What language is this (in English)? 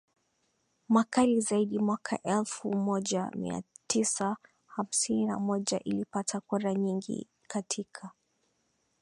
Swahili